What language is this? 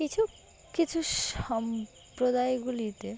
Bangla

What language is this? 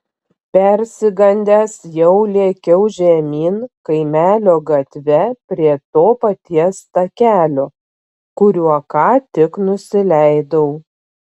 Lithuanian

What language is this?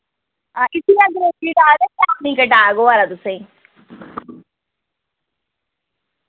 Dogri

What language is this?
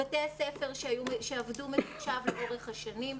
Hebrew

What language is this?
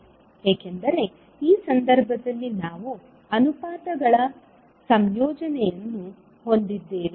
Kannada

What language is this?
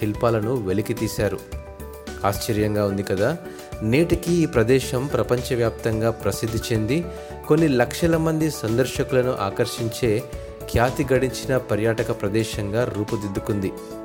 Telugu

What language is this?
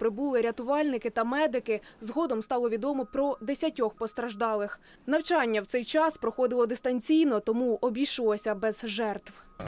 Ukrainian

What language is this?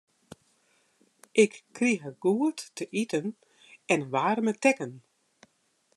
Western Frisian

